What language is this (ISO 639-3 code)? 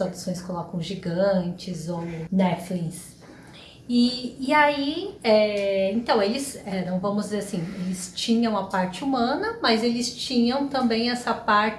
por